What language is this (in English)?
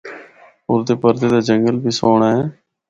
Northern Hindko